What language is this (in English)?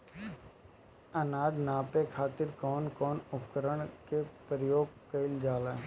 Bhojpuri